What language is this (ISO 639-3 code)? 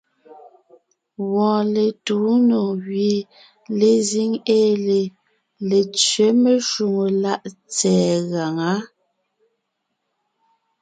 nnh